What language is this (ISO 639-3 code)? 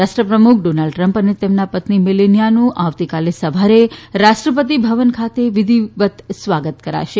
guj